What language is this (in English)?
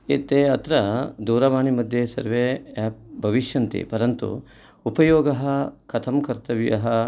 Sanskrit